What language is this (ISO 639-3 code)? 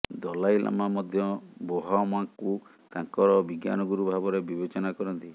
ori